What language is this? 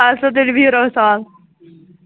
Kashmiri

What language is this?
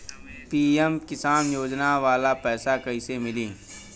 Bhojpuri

